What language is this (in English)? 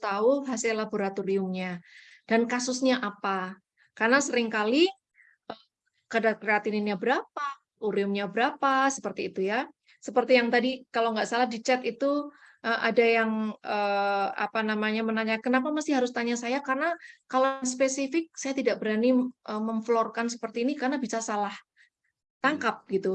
Indonesian